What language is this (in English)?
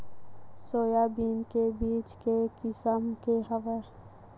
Chhattisgarhi